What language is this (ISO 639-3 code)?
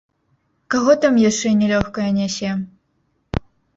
bel